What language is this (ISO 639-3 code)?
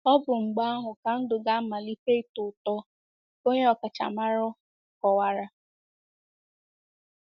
ibo